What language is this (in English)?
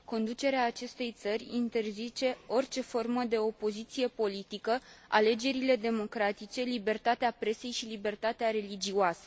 Romanian